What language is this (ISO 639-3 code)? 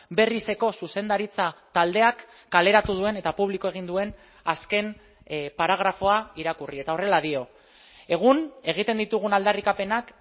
eus